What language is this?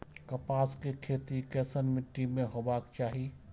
Maithili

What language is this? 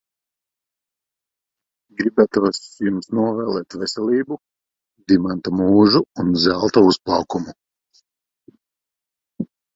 Latvian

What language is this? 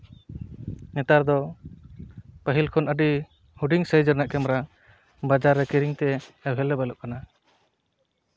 Santali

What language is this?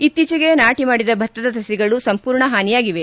Kannada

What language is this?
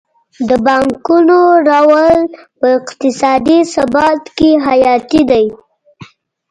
Pashto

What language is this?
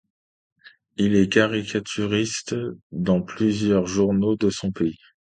French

